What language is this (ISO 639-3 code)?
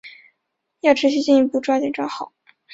zho